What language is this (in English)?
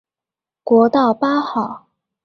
Chinese